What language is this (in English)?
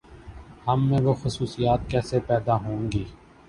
Urdu